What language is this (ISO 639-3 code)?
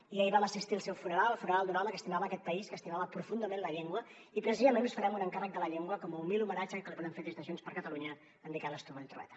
cat